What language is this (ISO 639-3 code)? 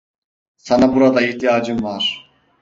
tur